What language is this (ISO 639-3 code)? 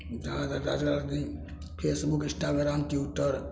mai